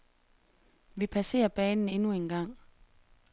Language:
Danish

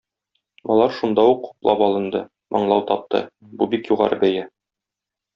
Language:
Tatar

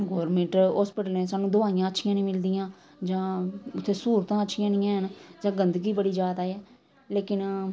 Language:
Dogri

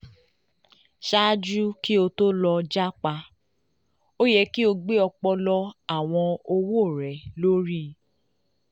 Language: Yoruba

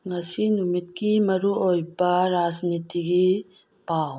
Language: Manipuri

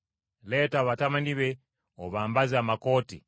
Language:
Ganda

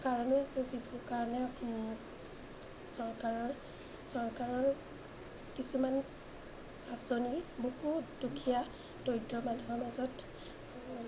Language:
Assamese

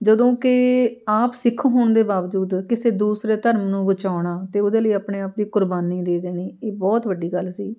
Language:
Punjabi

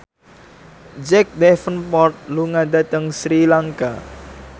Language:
Javanese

